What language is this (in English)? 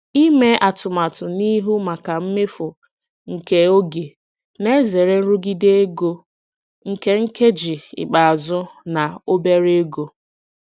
Igbo